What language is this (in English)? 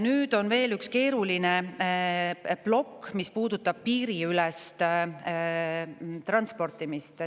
Estonian